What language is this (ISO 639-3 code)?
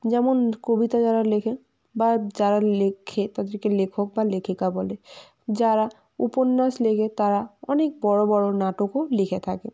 ben